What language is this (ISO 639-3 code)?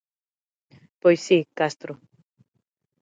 glg